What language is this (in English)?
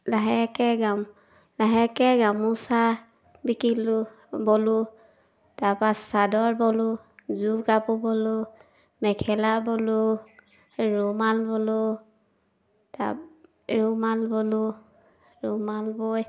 Assamese